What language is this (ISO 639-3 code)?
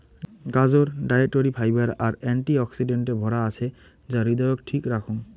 ben